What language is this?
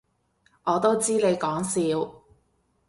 Cantonese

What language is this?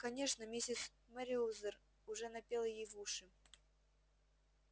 Russian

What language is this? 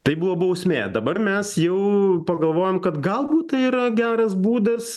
Lithuanian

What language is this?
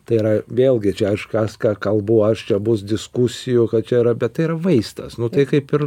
Lithuanian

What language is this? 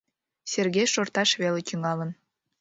Mari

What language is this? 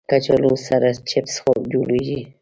Pashto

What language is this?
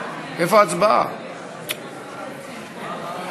Hebrew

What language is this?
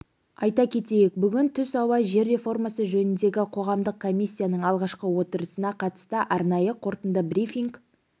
Kazakh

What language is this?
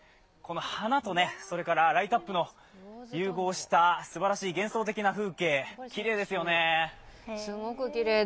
Japanese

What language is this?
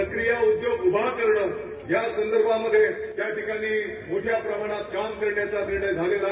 Marathi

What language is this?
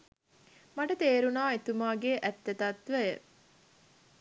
Sinhala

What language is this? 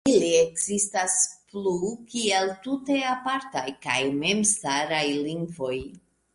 Esperanto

